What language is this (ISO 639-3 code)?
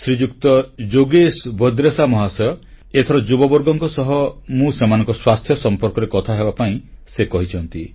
ori